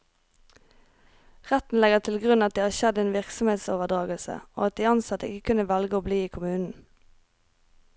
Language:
Norwegian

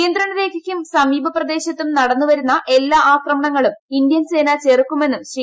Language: Malayalam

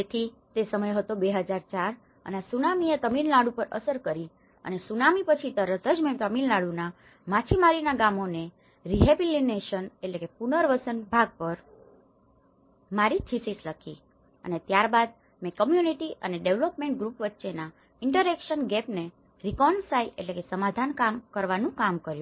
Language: Gujarati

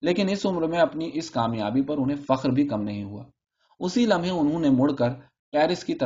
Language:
Urdu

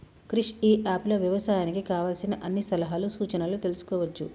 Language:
Telugu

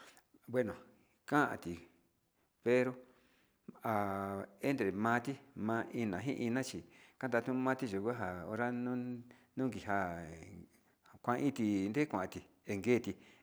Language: Sinicahua Mixtec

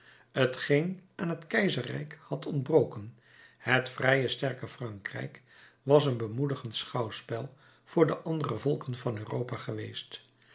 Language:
Dutch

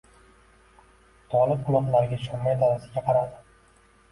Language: Uzbek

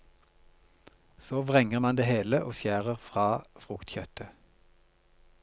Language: Norwegian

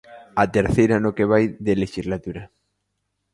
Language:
Galician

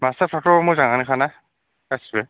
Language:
Bodo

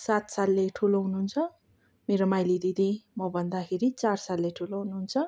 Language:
Nepali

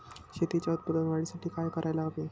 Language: Marathi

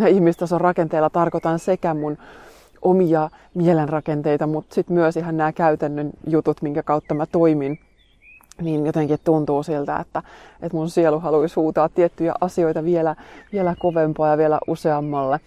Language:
Finnish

